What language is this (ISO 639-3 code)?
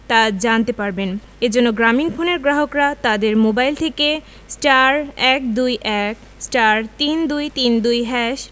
ben